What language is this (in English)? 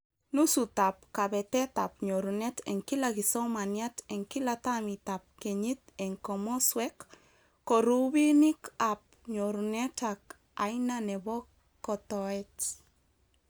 Kalenjin